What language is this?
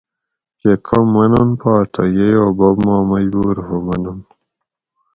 Gawri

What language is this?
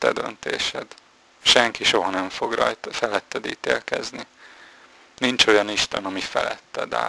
Hungarian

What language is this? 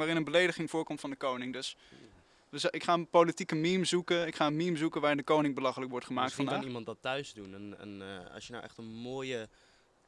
Dutch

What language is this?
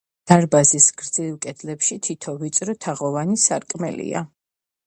Georgian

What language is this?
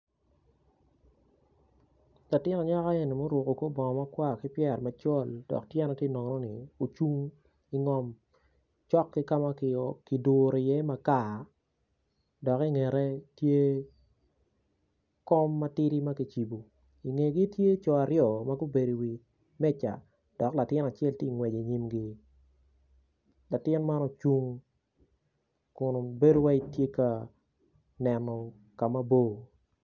Acoli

